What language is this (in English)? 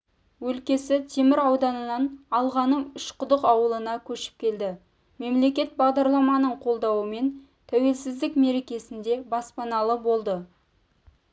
Kazakh